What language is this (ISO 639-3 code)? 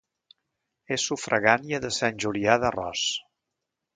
cat